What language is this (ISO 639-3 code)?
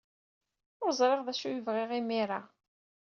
kab